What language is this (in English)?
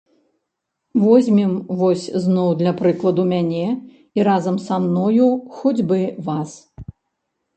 Belarusian